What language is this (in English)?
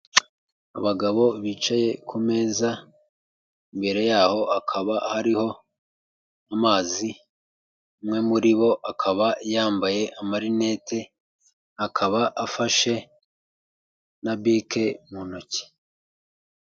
Kinyarwanda